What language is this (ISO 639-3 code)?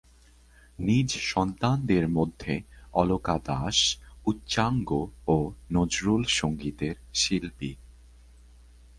ben